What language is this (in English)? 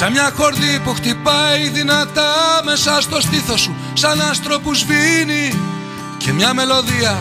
Greek